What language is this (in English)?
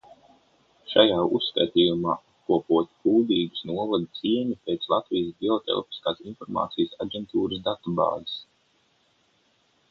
Latvian